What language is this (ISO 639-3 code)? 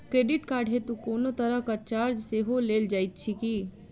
mai